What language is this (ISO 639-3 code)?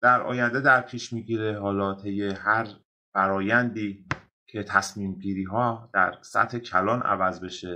fas